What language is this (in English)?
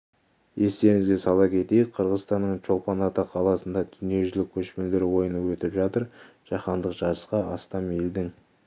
Kazakh